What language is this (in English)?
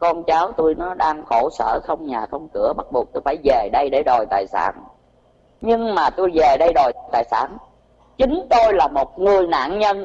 Vietnamese